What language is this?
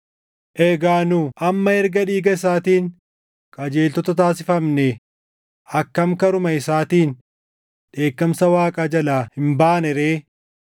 Oromo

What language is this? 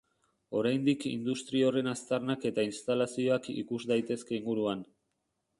Basque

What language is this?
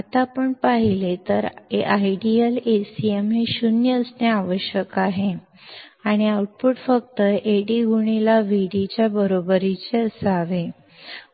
Marathi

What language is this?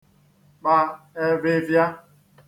Igbo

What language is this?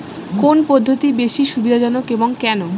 Bangla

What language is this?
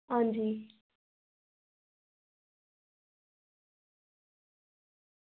Dogri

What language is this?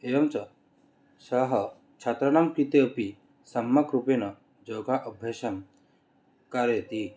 Sanskrit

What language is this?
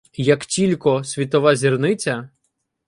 Ukrainian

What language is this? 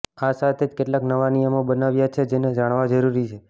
Gujarati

